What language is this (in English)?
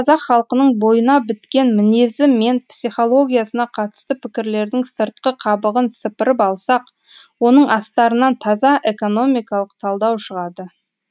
Kazakh